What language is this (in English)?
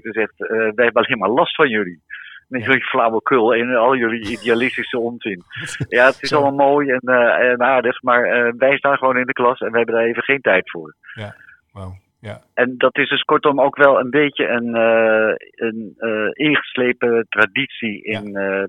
Dutch